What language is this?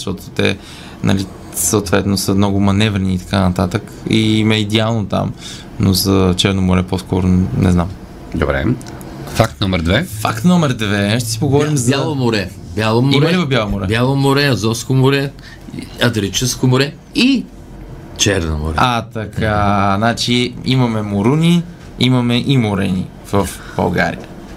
Bulgarian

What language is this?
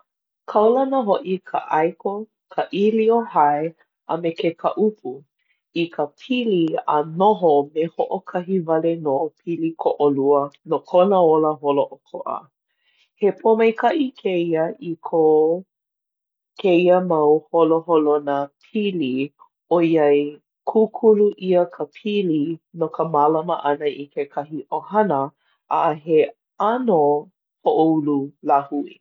Hawaiian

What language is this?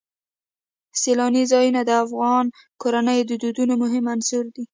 Pashto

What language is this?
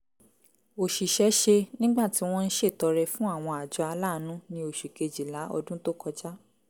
Yoruba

